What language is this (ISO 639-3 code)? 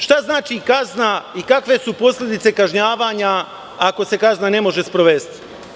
srp